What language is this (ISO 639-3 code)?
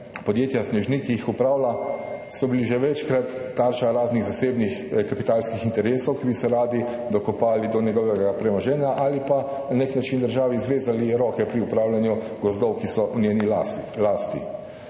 slv